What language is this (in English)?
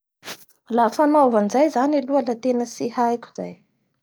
Bara Malagasy